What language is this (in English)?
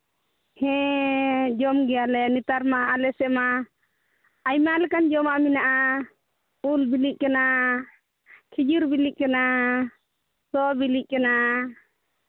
Santali